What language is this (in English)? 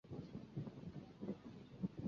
Chinese